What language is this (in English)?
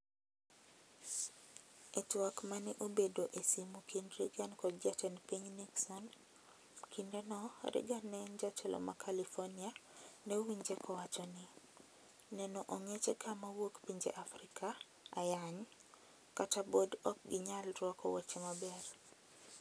Luo (Kenya and Tanzania)